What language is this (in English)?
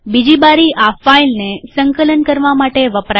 Gujarati